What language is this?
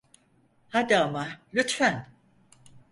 Turkish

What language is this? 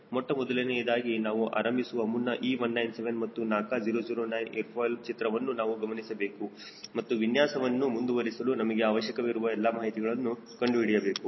Kannada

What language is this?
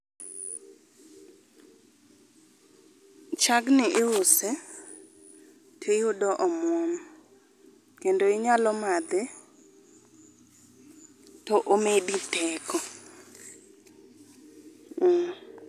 Luo (Kenya and Tanzania)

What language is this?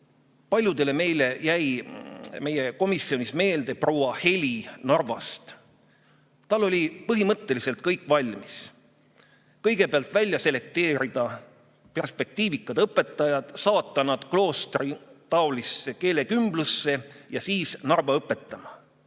Estonian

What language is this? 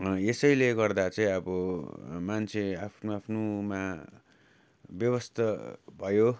Nepali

